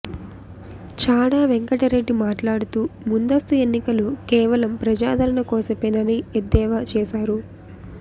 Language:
Telugu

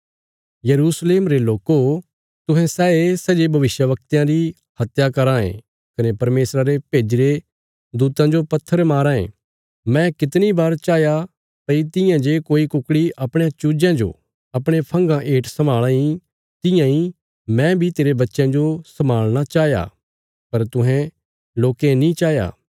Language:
Bilaspuri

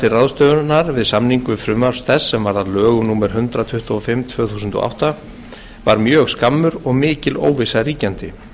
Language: Icelandic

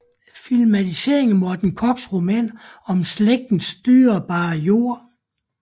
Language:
Danish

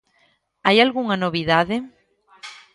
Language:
Galician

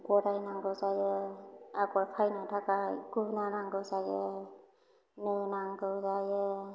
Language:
Bodo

